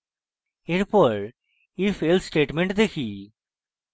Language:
Bangla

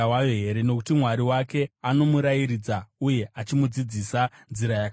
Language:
Shona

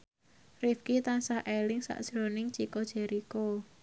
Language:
Javanese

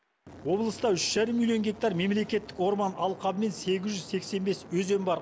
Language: Kazakh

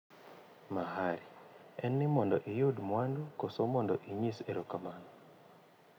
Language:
Luo (Kenya and Tanzania)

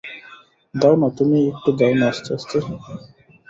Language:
Bangla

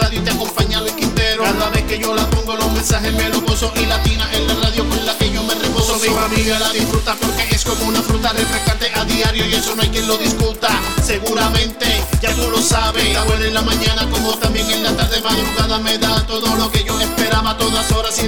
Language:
Spanish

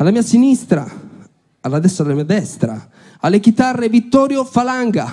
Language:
Italian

